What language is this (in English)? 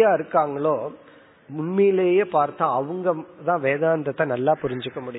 Tamil